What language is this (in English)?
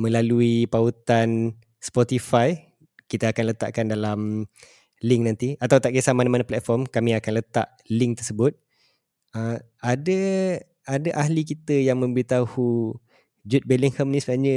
Malay